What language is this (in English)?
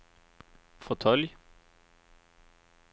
Swedish